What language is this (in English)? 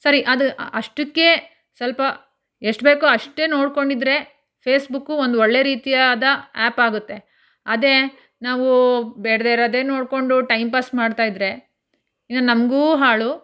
Kannada